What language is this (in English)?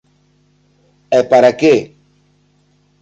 Galician